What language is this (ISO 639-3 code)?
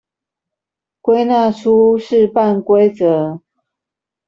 zho